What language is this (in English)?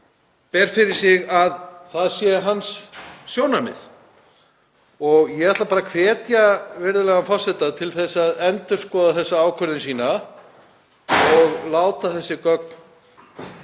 Icelandic